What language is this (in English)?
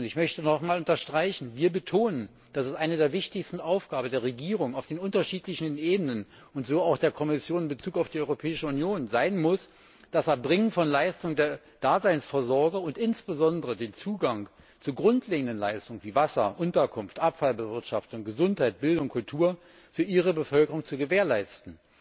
German